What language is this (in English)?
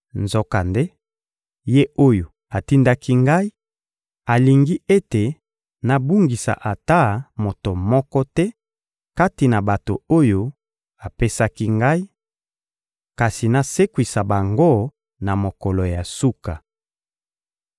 Lingala